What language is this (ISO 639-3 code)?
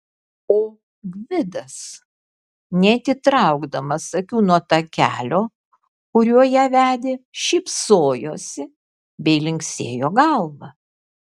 lit